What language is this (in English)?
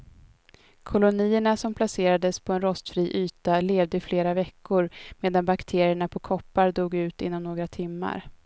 Swedish